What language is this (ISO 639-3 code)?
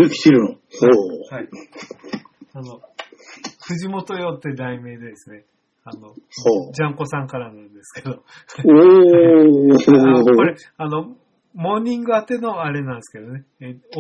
jpn